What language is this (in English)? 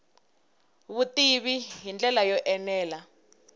Tsonga